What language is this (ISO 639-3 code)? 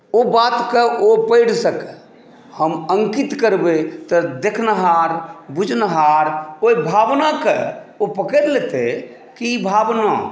mai